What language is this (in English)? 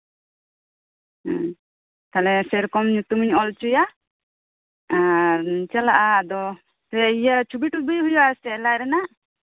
Santali